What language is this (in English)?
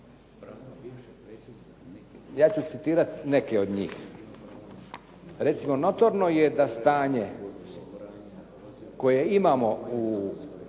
Croatian